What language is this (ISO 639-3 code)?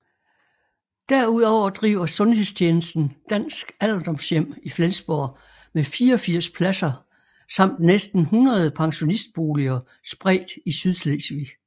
dan